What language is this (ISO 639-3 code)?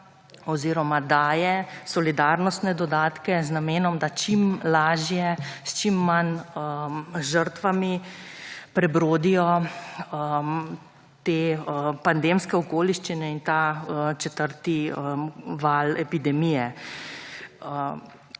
slv